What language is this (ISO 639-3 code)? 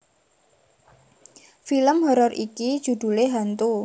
jav